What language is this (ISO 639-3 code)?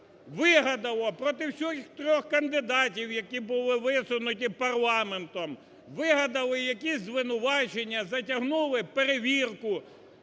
ukr